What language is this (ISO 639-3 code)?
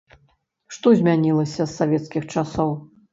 bel